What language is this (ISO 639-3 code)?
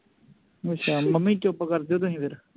pan